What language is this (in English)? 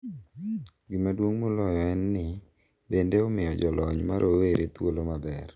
Luo (Kenya and Tanzania)